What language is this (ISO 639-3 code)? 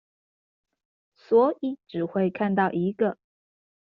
zho